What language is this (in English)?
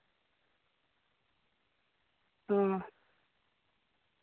Santali